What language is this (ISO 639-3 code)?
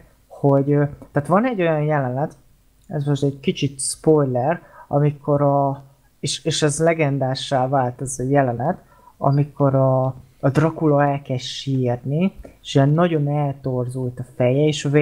hun